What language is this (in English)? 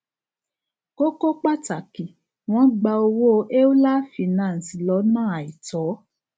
Yoruba